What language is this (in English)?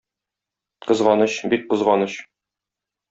Tatar